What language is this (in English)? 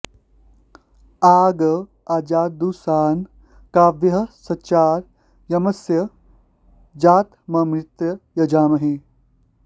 Sanskrit